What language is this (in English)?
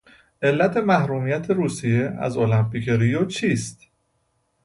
Persian